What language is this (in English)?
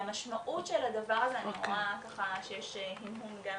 Hebrew